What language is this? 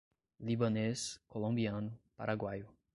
Portuguese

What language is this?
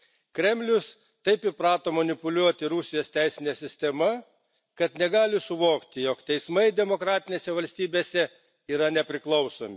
Lithuanian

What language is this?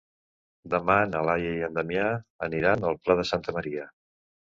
Catalan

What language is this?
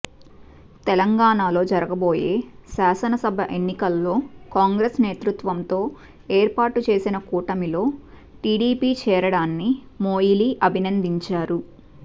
Telugu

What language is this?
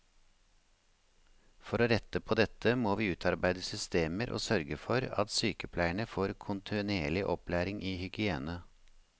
Norwegian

